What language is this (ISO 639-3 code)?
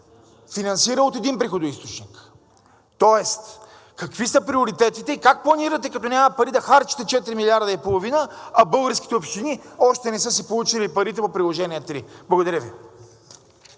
bul